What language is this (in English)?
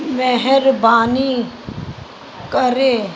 Sindhi